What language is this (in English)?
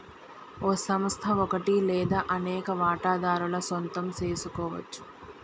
Telugu